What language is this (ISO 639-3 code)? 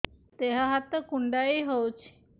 ori